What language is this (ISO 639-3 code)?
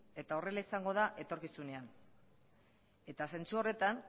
eus